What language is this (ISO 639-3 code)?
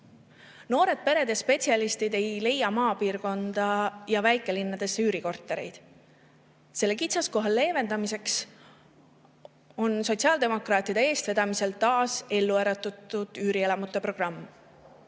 est